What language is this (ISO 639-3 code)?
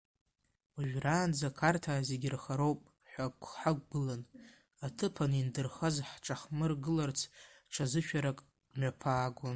abk